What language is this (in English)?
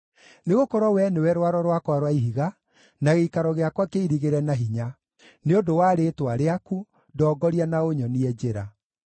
Kikuyu